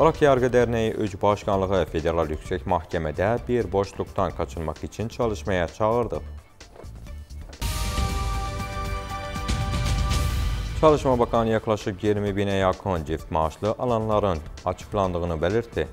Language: Turkish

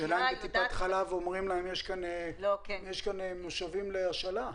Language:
Hebrew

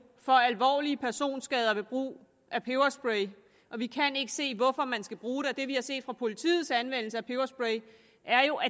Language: Danish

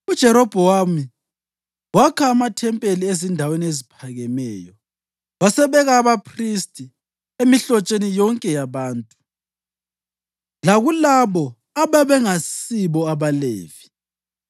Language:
North Ndebele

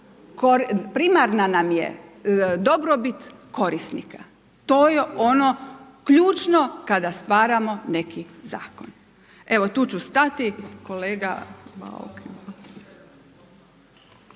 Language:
Croatian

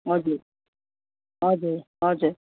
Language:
Nepali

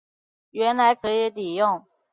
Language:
Chinese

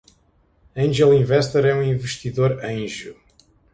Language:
Portuguese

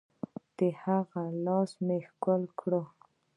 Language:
Pashto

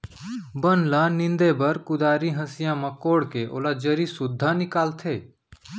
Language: Chhattisgarhi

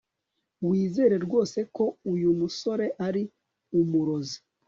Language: Kinyarwanda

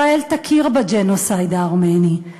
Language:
Hebrew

